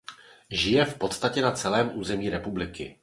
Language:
Czech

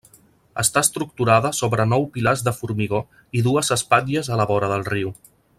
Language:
Catalan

